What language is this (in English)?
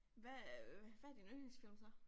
Danish